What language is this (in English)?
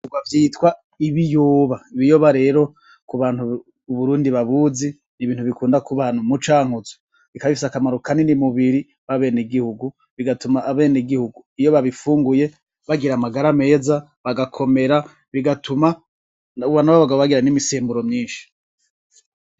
Rundi